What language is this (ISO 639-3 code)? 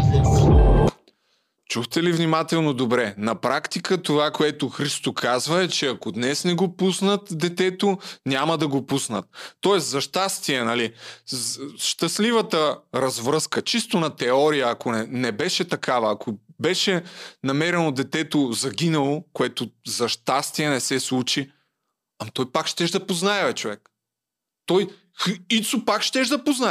bul